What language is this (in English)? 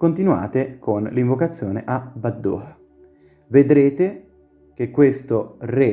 Italian